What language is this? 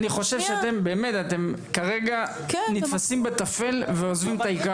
Hebrew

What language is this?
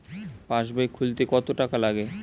Bangla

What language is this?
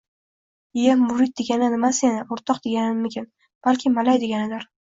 Uzbek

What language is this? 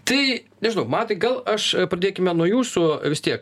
Lithuanian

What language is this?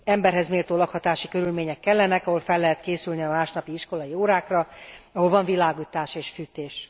Hungarian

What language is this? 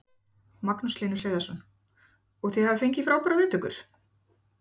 Icelandic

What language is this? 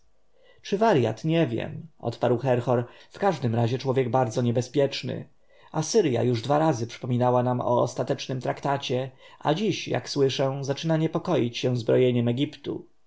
Polish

